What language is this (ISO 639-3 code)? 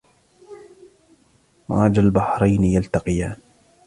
ara